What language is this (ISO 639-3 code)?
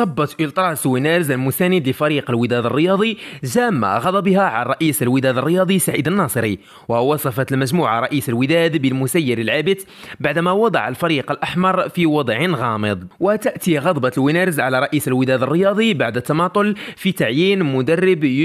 ara